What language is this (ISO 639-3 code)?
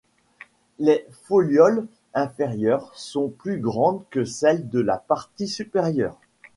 fra